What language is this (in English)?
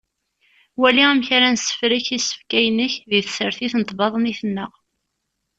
Kabyle